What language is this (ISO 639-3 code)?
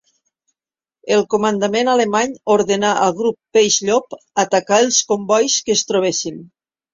cat